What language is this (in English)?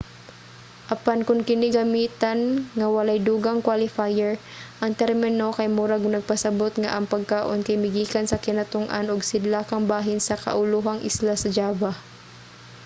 Cebuano